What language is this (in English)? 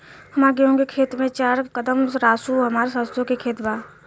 Bhojpuri